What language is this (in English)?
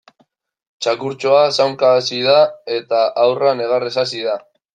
Basque